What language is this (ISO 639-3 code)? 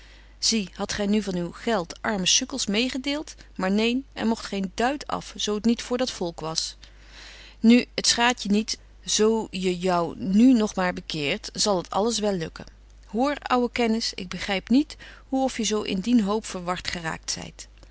nld